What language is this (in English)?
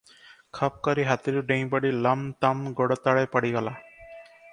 Odia